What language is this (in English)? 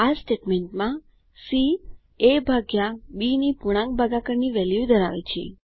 Gujarati